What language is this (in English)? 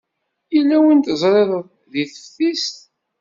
Kabyle